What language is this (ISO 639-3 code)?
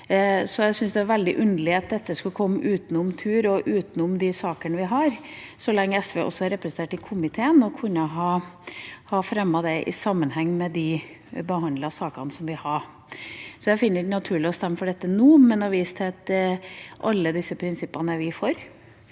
nor